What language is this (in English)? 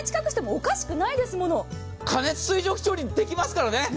Japanese